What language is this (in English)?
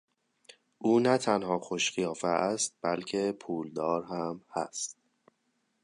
Persian